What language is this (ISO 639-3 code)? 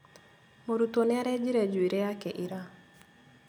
kik